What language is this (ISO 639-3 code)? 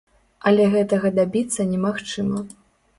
bel